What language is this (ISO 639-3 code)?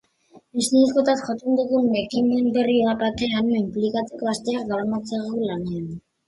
eus